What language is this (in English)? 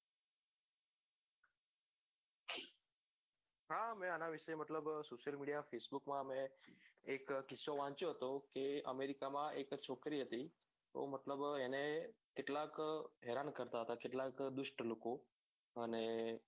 Gujarati